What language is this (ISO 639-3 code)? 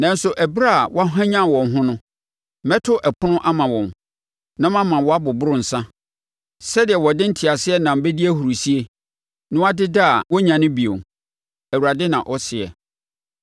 aka